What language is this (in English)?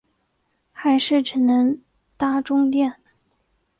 Chinese